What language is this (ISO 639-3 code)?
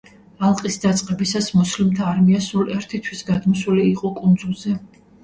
kat